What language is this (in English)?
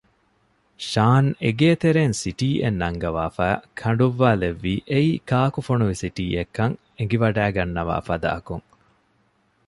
Divehi